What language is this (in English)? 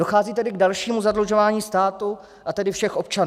Czech